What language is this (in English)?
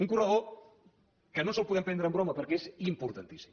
Catalan